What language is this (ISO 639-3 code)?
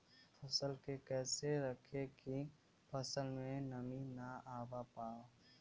bho